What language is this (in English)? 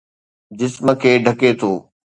Sindhi